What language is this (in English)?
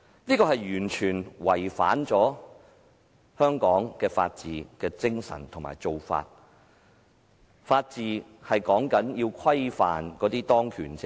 Cantonese